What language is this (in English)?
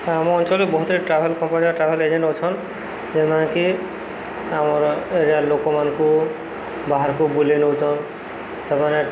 Odia